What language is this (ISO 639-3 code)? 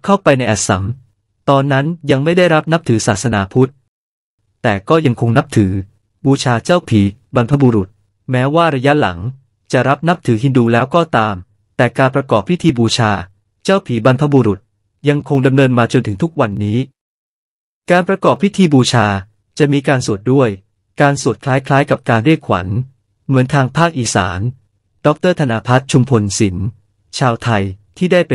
tha